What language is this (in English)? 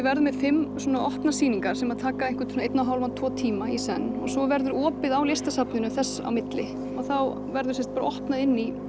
Icelandic